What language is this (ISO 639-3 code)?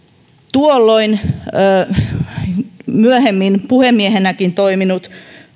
fin